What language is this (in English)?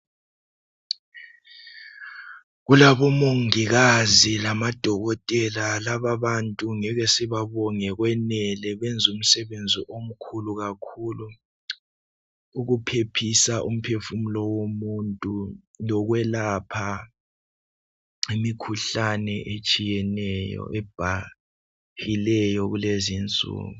North Ndebele